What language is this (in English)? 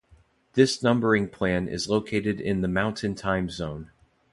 English